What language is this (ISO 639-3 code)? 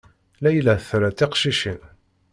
kab